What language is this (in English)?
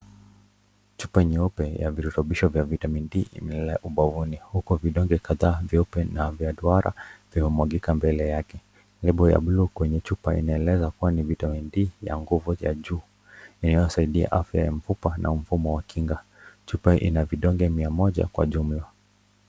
Swahili